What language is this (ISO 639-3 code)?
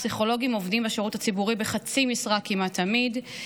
heb